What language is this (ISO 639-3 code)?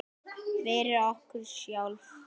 isl